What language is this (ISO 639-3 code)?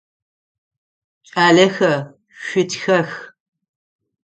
ady